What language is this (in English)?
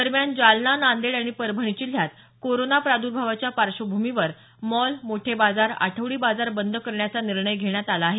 Marathi